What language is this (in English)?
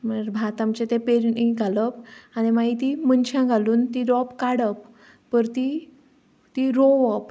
Konkani